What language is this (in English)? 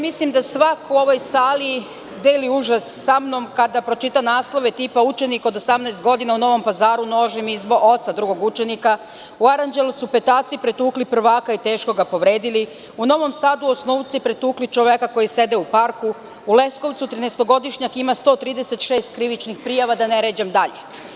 Serbian